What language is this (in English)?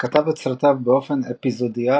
Hebrew